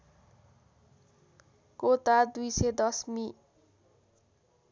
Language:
Nepali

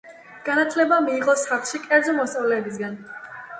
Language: Georgian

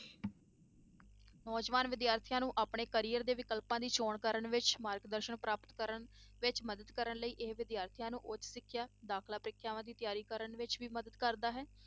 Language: Punjabi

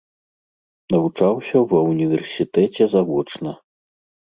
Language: Belarusian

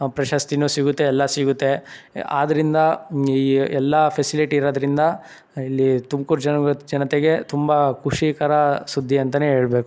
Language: Kannada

